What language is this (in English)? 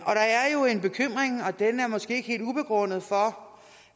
Danish